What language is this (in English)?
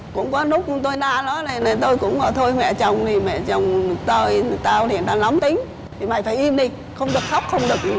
Vietnamese